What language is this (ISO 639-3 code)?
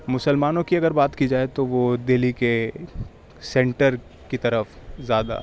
urd